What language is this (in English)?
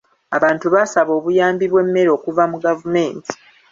Ganda